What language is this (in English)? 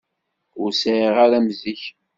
Kabyle